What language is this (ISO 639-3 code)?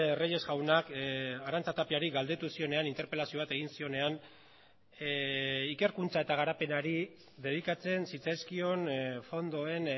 eus